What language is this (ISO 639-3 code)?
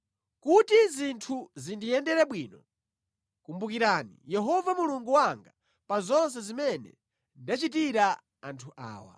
nya